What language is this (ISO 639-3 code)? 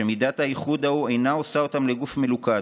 heb